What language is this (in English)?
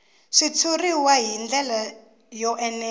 Tsonga